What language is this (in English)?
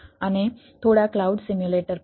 Gujarati